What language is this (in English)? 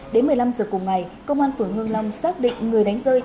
Vietnamese